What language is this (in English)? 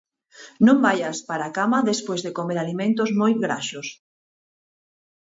Galician